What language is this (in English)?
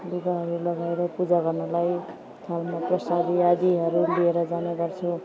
Nepali